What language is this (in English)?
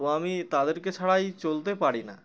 Bangla